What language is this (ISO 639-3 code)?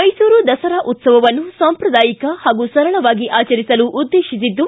kan